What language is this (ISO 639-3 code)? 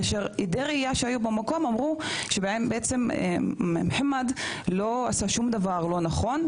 heb